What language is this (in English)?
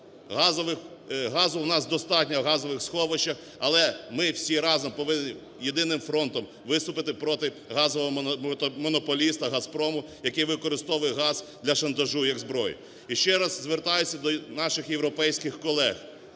Ukrainian